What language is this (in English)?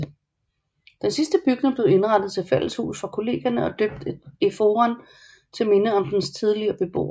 Danish